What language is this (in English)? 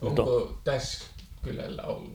Finnish